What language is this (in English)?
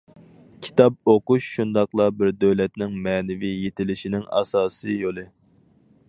Uyghur